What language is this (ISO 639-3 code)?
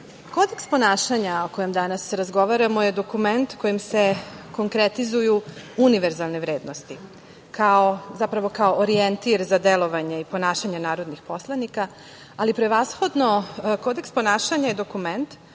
srp